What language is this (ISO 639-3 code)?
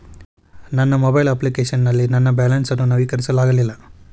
kan